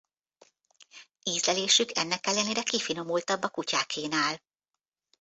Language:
Hungarian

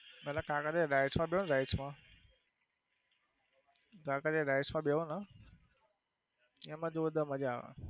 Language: Gujarati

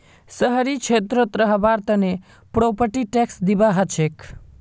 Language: Magahi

